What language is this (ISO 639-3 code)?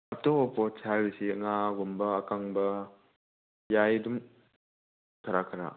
mni